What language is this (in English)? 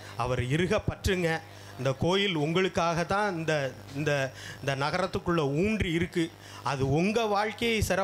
Tamil